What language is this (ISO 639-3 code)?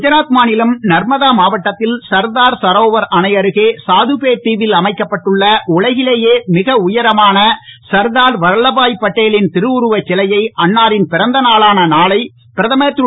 tam